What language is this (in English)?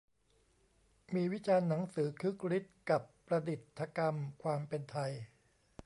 Thai